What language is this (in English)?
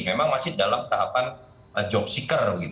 Indonesian